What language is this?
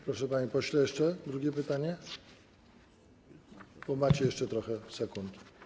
Polish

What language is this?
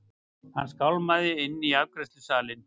Icelandic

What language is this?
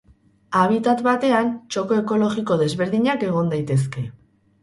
Basque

